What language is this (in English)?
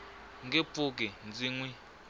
Tsonga